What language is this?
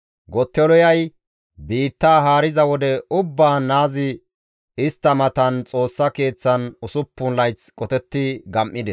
Gamo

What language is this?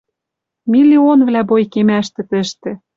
Western Mari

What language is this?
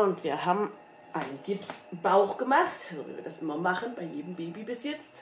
German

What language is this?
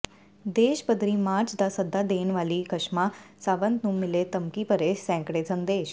Punjabi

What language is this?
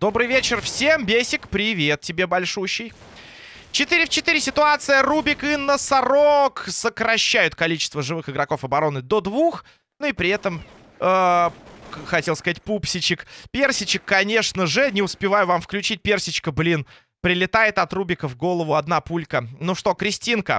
Russian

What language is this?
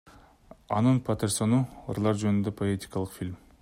Kyrgyz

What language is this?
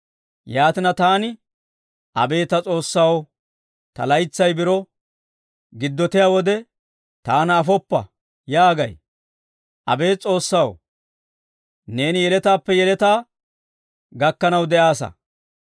Dawro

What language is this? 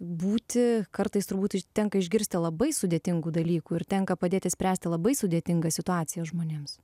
Lithuanian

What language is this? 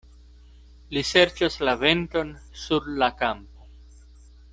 Esperanto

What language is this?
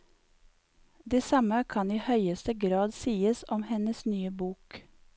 Norwegian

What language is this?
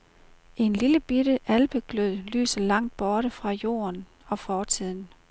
Danish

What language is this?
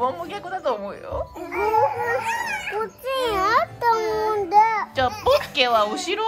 Japanese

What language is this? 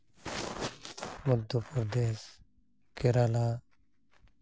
Santali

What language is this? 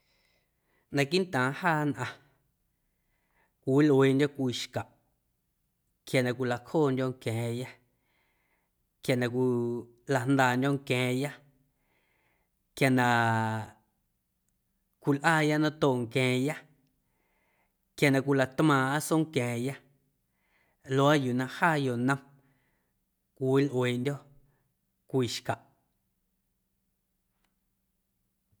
Guerrero Amuzgo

